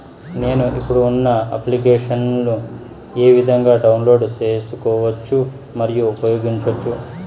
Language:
Telugu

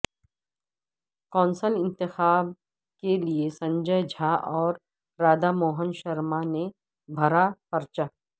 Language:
Urdu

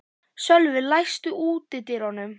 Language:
Icelandic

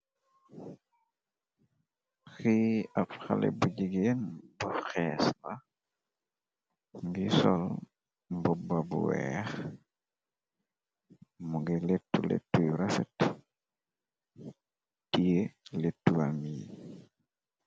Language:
Wolof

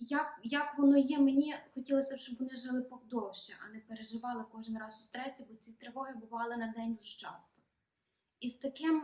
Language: Ukrainian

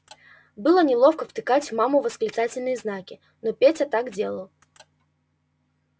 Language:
Russian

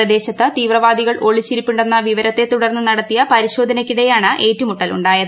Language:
Malayalam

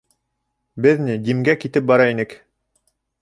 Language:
Bashkir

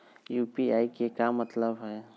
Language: Magahi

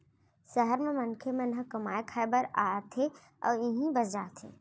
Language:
Chhattisgarhi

